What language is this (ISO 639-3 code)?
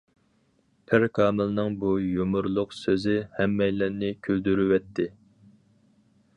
uig